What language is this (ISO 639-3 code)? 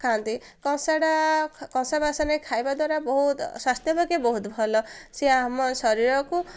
ori